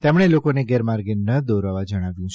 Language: Gujarati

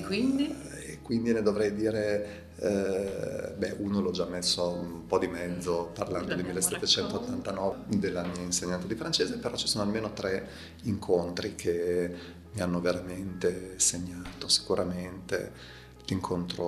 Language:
Italian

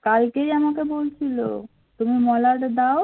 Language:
Bangla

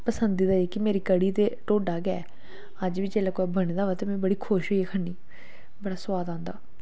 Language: Dogri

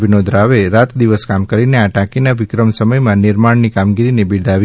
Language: Gujarati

